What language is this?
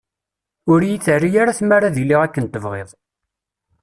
Kabyle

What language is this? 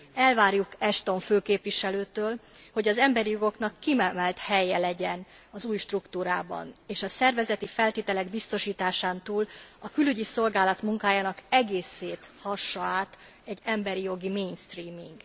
Hungarian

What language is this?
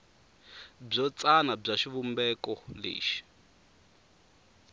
Tsonga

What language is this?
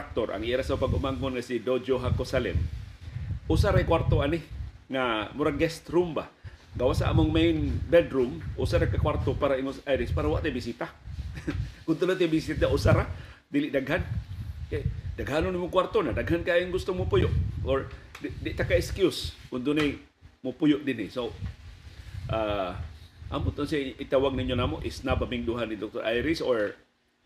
Filipino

